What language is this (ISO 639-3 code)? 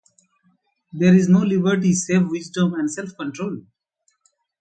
eng